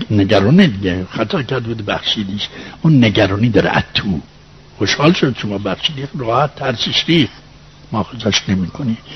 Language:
Persian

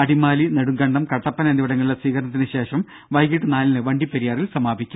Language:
Malayalam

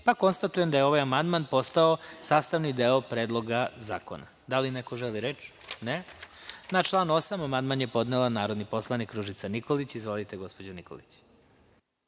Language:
Serbian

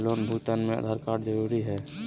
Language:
Magahi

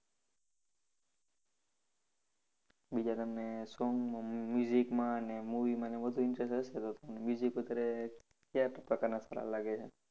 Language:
Gujarati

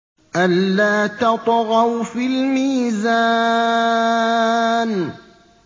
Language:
Arabic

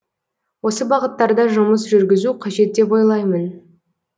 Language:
Kazakh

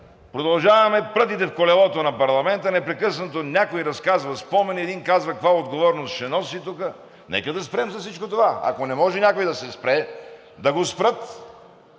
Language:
Bulgarian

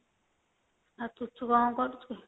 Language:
Odia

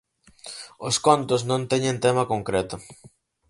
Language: Galician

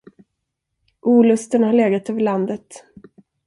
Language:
Swedish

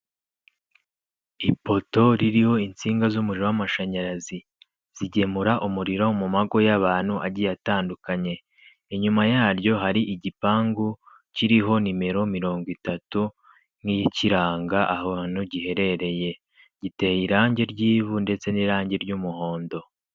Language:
Kinyarwanda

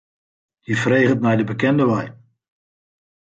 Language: Western Frisian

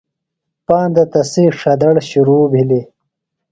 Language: Phalura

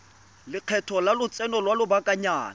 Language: Tswana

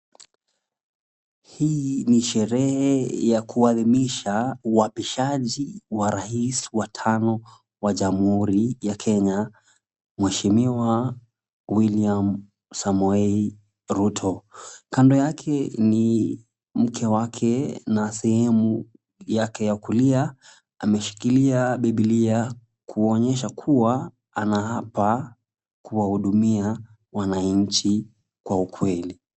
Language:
Swahili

